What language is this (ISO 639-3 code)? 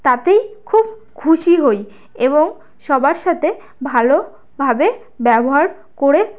ben